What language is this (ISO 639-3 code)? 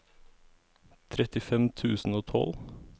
nor